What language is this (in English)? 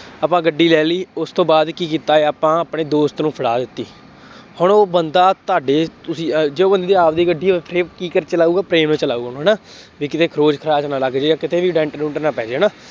Punjabi